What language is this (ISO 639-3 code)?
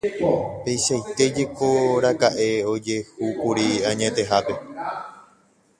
grn